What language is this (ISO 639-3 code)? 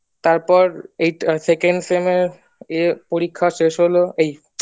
ben